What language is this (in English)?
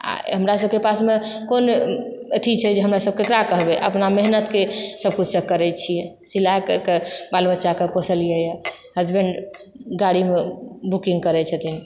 Maithili